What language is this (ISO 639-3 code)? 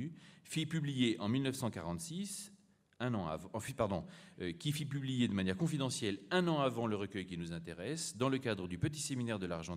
fra